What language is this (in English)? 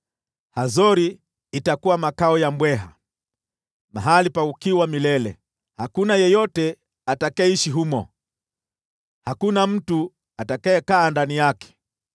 Swahili